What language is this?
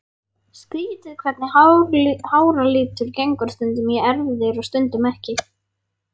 Icelandic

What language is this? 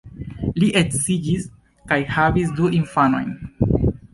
Esperanto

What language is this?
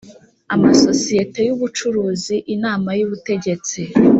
Kinyarwanda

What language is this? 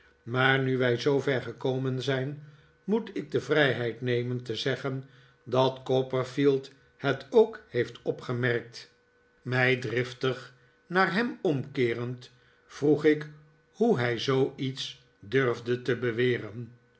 Dutch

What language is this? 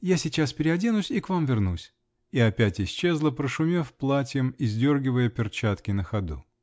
Russian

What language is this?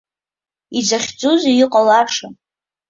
Abkhazian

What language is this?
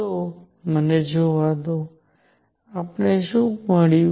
Gujarati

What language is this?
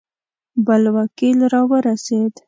Pashto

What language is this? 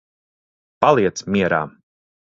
Latvian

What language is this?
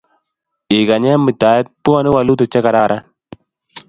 Kalenjin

